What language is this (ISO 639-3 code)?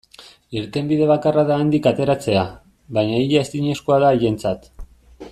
eus